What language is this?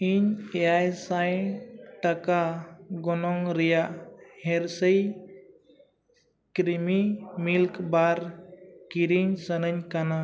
Santali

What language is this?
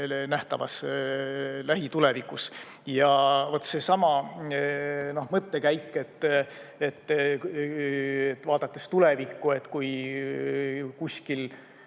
Estonian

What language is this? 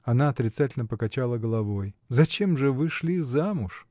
Russian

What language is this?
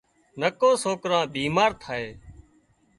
Wadiyara Koli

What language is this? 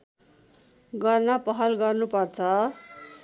Nepali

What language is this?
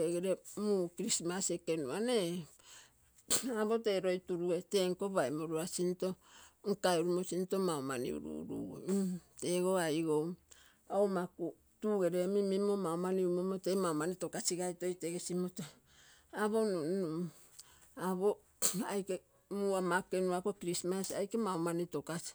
Terei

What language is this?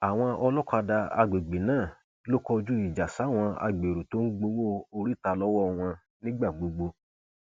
Yoruba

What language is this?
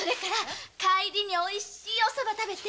Japanese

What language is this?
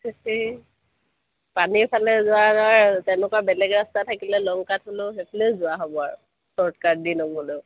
Assamese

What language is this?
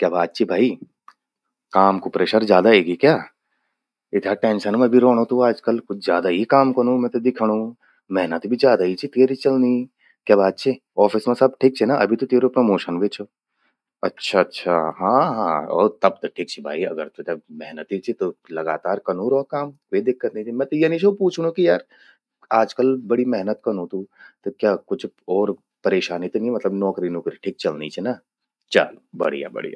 Garhwali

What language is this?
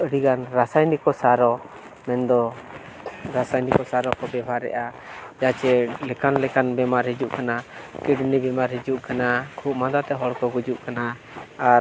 Santali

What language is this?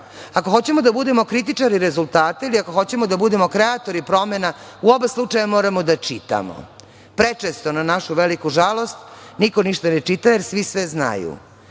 Serbian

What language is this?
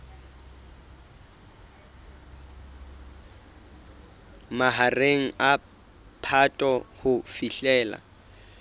Southern Sotho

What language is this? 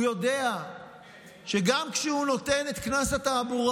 Hebrew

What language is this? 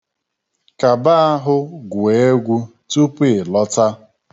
Igbo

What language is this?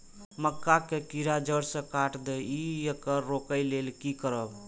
Maithili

